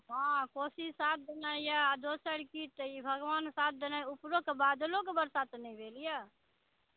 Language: Maithili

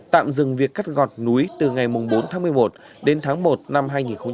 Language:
Vietnamese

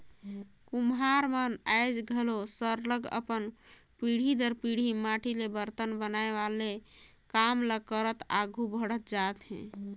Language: Chhattisgarhi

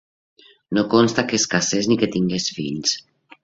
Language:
Catalan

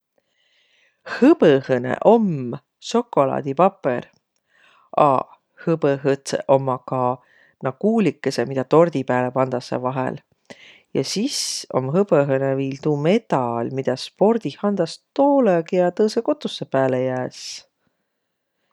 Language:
Võro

